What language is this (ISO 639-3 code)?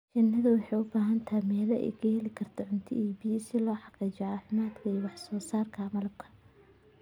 som